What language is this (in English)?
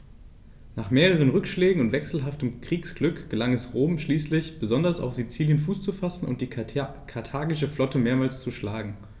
German